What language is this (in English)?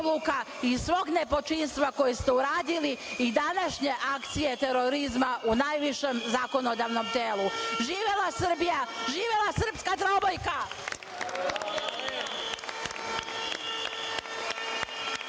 Serbian